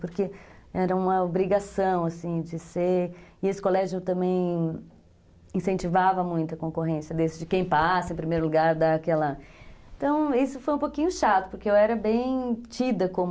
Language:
Portuguese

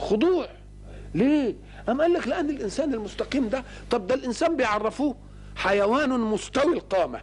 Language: Arabic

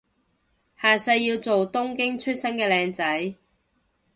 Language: Cantonese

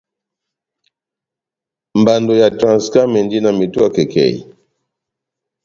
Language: Batanga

